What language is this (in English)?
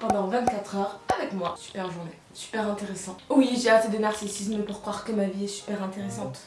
French